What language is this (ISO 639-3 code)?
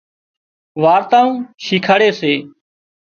kxp